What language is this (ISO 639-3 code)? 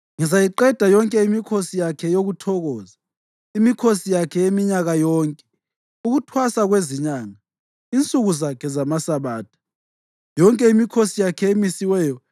nde